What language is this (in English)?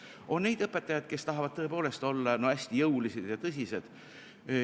Estonian